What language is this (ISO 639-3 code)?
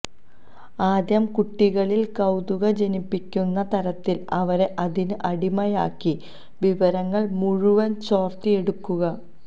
mal